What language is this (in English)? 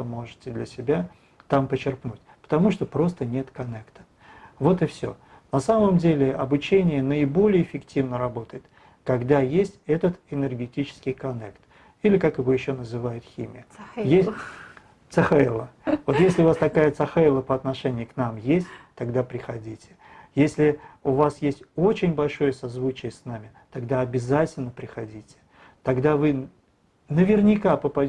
Russian